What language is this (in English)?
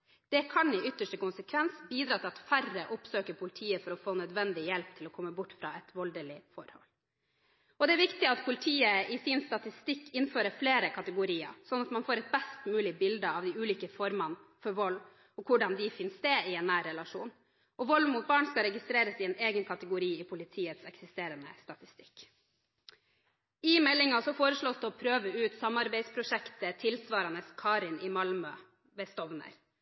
Norwegian Bokmål